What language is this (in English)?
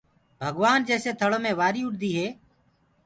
Gurgula